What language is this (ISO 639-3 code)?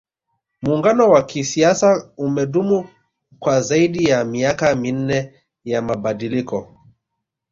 swa